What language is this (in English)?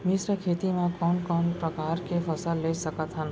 Chhattisgarhi